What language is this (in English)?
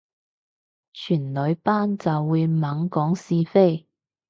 Cantonese